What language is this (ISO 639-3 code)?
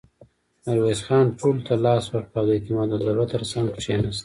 pus